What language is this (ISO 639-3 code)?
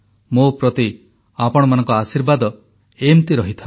ori